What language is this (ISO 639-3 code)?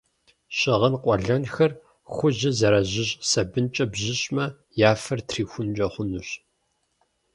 kbd